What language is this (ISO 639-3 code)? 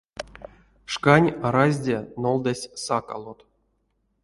myv